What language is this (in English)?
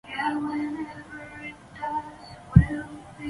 Chinese